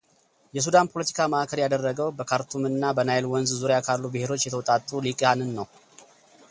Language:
Amharic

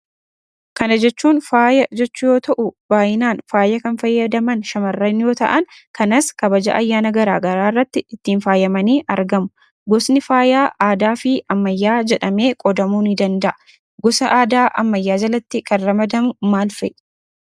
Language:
Oromo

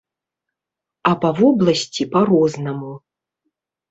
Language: Belarusian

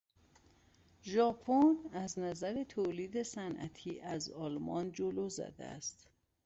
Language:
Persian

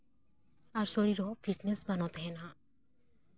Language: Santali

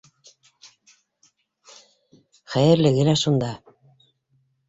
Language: Bashkir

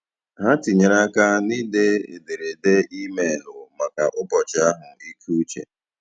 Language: Igbo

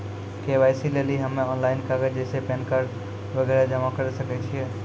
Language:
Maithili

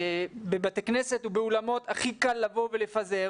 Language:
Hebrew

